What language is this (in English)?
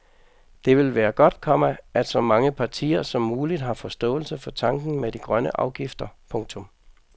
Danish